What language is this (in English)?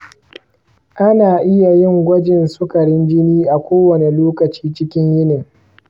Hausa